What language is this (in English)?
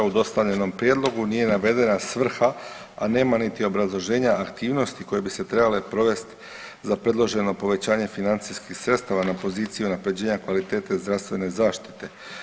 Croatian